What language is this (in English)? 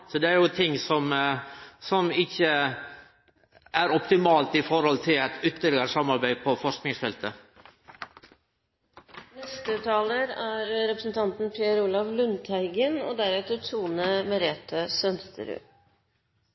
Norwegian